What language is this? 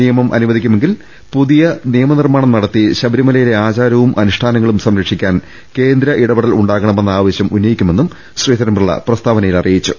Malayalam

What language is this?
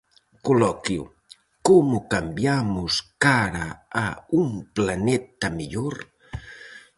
Galician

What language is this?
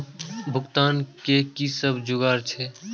Maithili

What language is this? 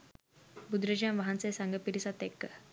Sinhala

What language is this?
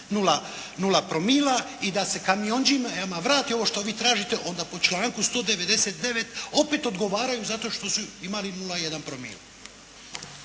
Croatian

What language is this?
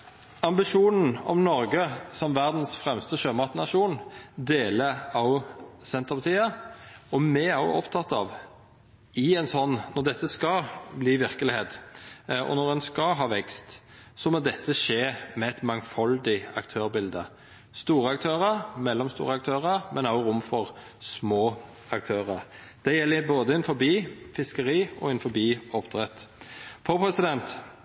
Norwegian Nynorsk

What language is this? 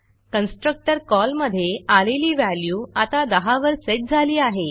Marathi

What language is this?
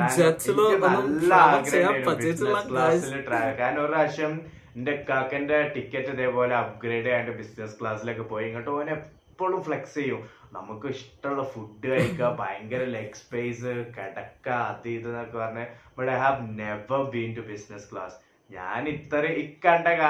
Malayalam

